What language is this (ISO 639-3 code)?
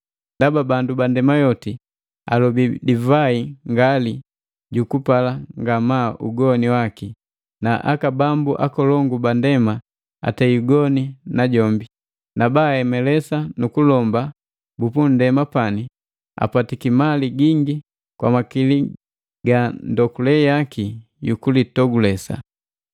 mgv